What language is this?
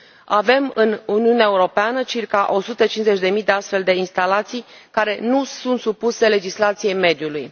Romanian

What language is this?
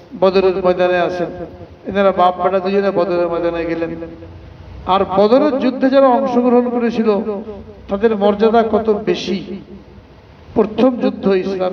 Arabic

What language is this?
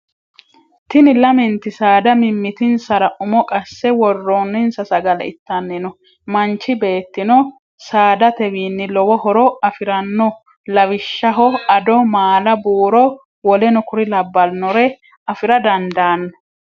Sidamo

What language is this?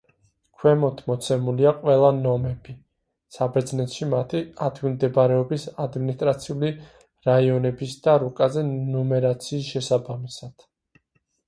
Georgian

